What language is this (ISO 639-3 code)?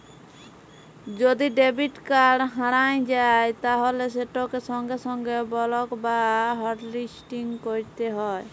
ben